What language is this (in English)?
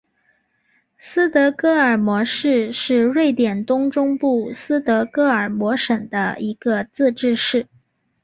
Chinese